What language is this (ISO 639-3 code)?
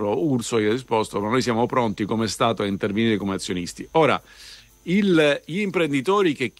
ita